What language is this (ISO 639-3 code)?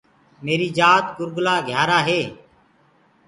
ggg